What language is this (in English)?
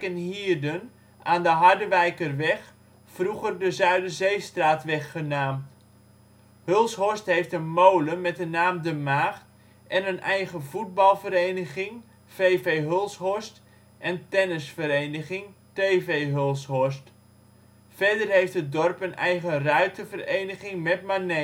Dutch